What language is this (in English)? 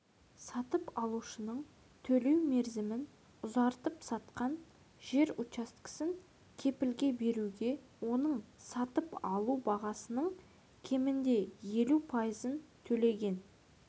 Kazakh